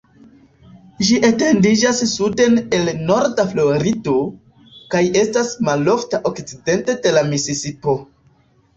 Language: Esperanto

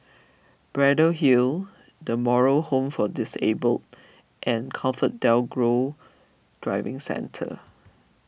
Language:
English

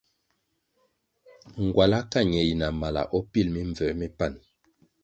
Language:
Kwasio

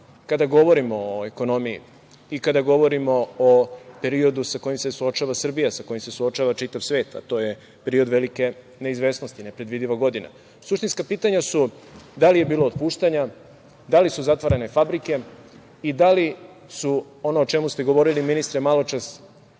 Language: Serbian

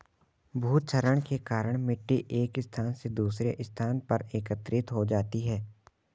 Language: Hindi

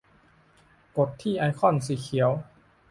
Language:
Thai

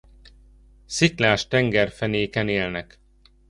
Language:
Hungarian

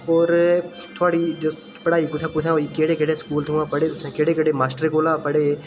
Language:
Dogri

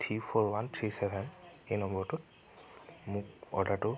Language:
Assamese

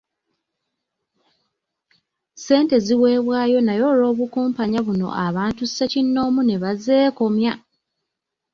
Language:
Ganda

